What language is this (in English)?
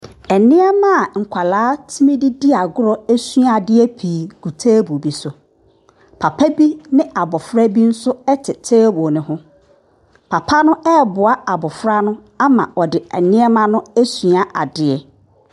Akan